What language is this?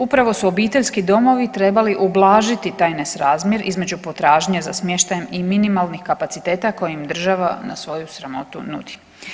Croatian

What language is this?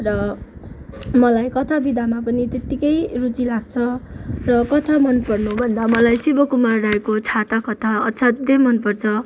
Nepali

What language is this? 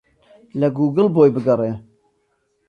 Central Kurdish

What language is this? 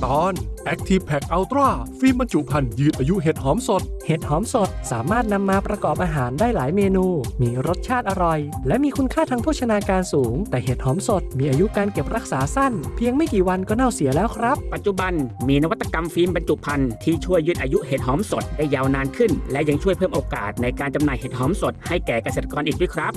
Thai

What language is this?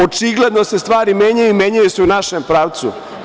Serbian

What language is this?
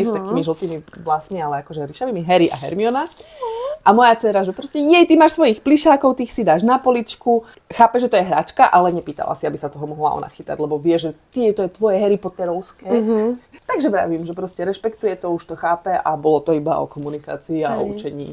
Slovak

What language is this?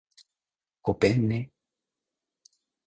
Japanese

